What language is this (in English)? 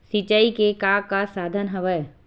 Chhattisgarhi